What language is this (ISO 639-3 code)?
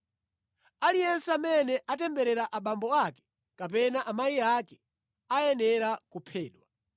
nya